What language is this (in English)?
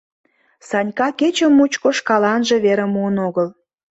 Mari